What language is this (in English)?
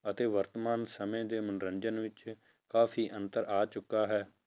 Punjabi